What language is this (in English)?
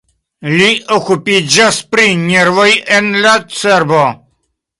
Esperanto